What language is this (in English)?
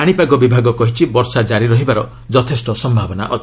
Odia